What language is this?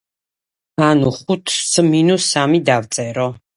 Georgian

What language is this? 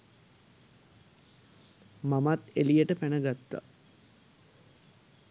Sinhala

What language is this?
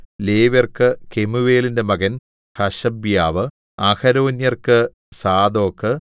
Malayalam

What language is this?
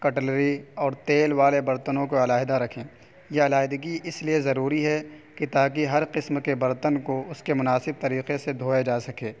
Urdu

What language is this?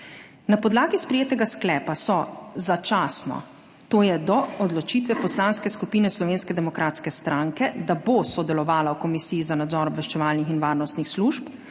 Slovenian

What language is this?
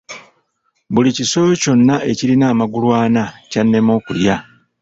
Ganda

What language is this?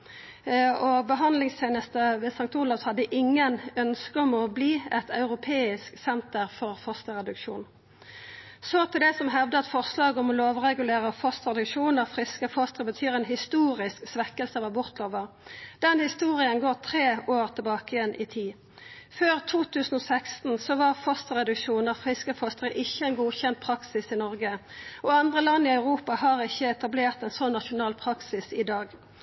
Norwegian Nynorsk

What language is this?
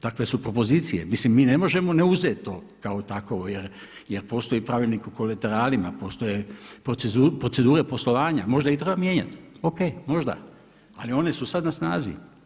Croatian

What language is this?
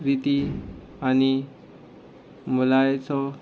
Konkani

